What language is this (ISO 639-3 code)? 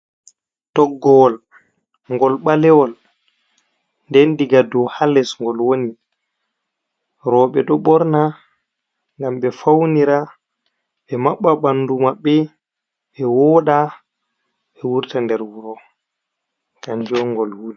ful